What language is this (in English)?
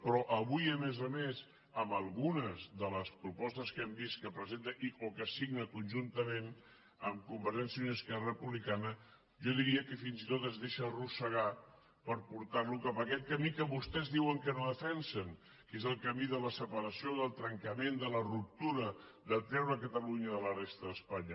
Catalan